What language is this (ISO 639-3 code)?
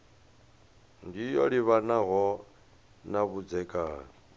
ven